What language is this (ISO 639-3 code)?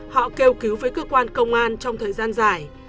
vie